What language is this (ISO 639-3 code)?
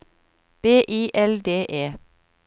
nor